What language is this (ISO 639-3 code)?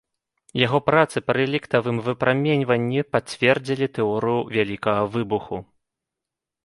bel